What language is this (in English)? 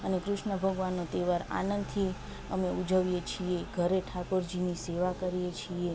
Gujarati